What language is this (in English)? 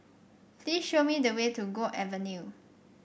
English